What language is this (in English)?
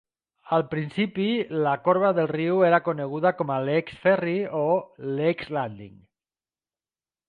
Catalan